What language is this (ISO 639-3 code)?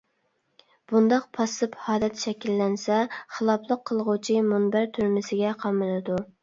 uig